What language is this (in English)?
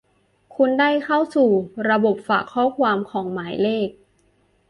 Thai